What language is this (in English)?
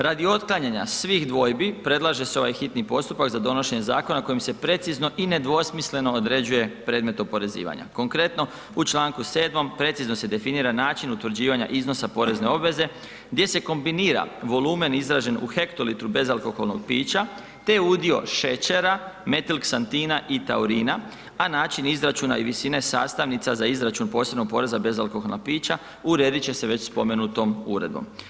Croatian